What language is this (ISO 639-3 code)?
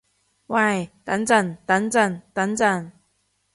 yue